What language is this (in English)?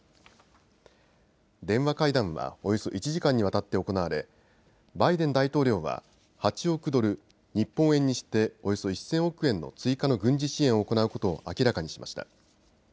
Japanese